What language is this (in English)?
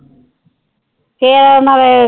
Punjabi